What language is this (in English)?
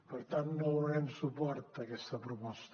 Catalan